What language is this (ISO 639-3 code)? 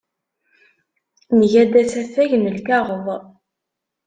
kab